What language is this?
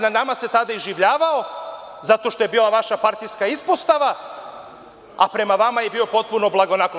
Serbian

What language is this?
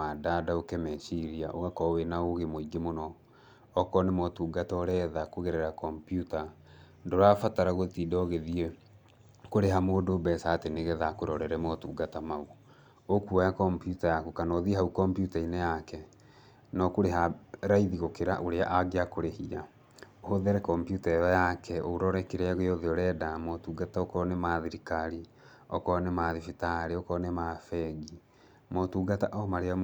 Kikuyu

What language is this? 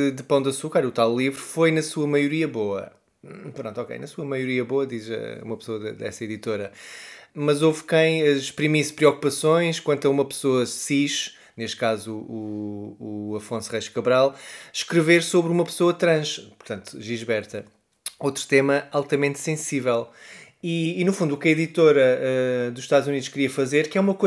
Portuguese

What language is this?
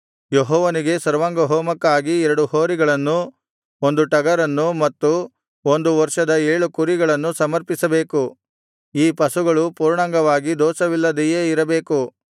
Kannada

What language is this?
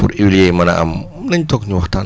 Wolof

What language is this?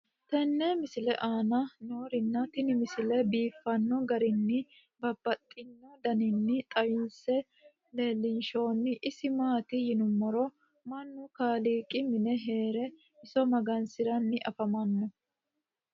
Sidamo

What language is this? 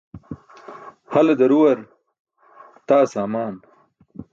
Burushaski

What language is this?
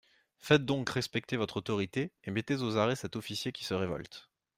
French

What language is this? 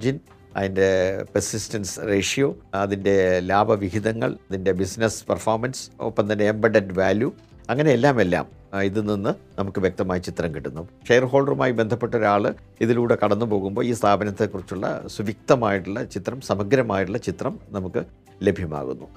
Malayalam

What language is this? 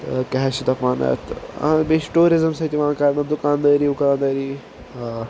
Kashmiri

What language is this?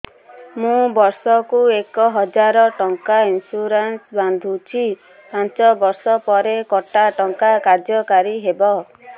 Odia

